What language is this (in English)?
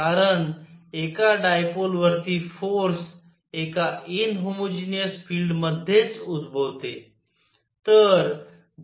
Marathi